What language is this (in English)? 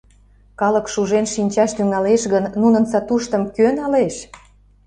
Mari